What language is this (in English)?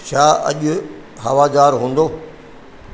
Sindhi